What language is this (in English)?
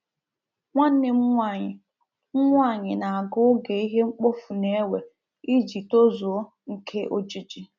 Igbo